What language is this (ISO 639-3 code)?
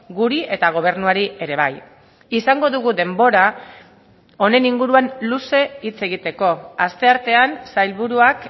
eus